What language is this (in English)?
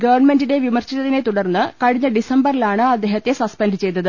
Malayalam